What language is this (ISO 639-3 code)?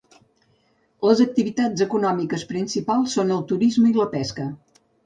cat